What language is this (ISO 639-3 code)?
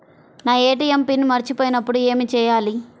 tel